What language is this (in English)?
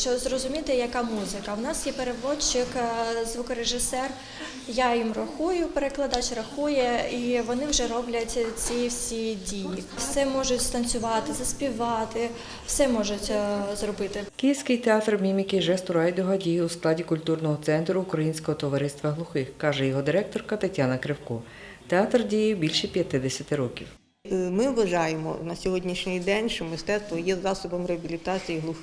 Ukrainian